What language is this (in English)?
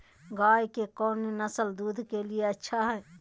Magahi